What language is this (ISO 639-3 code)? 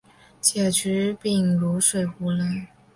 zho